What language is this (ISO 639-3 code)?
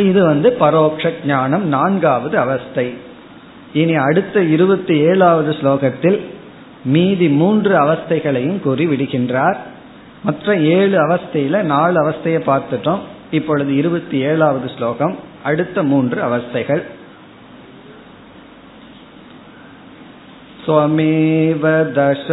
tam